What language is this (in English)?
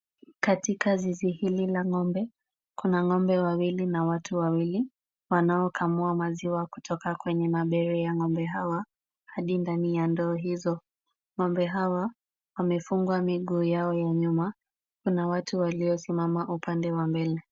Swahili